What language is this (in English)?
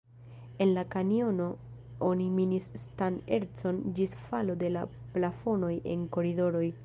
Esperanto